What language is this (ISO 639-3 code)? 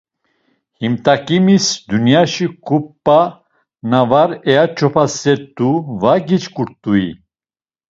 lzz